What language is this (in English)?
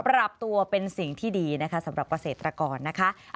Thai